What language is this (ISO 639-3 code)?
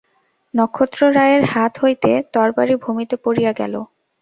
ben